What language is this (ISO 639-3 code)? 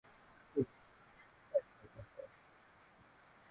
swa